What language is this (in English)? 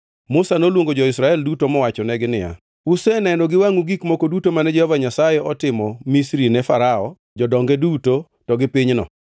Luo (Kenya and Tanzania)